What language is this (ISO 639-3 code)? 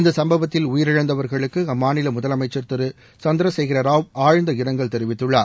tam